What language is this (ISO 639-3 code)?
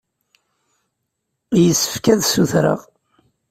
kab